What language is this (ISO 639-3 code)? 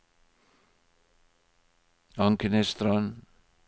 nor